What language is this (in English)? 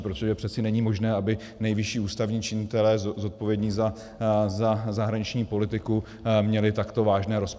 Czech